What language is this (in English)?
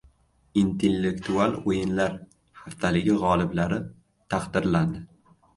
Uzbek